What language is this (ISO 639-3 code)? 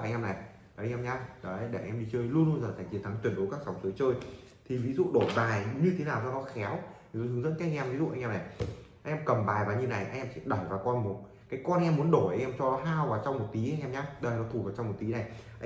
vie